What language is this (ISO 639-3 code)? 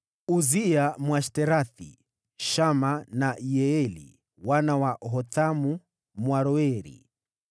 swa